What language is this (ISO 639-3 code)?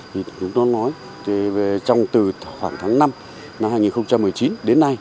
vie